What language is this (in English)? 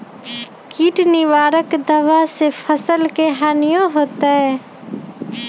Magahi